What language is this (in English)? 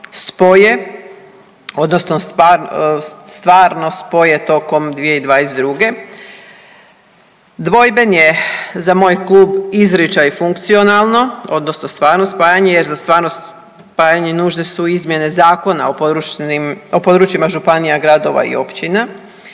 Croatian